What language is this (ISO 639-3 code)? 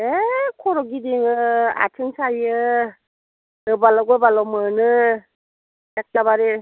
brx